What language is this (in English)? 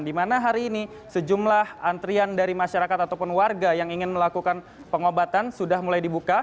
Indonesian